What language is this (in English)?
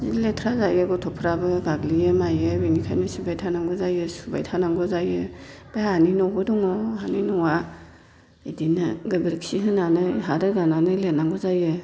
Bodo